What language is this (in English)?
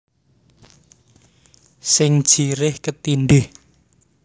Javanese